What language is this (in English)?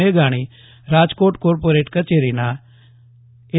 Gujarati